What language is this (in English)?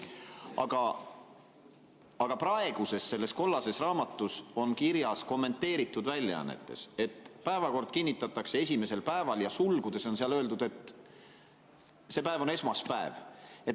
Estonian